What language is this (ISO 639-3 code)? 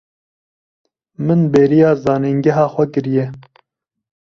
kur